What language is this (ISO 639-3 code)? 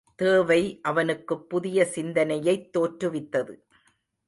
tam